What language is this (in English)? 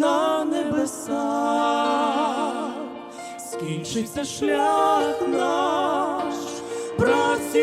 Ukrainian